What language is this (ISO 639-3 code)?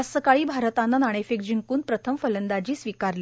mar